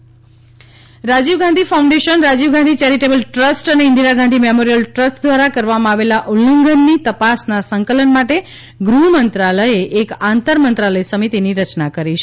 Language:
Gujarati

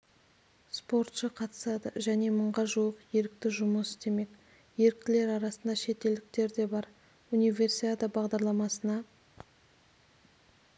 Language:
Kazakh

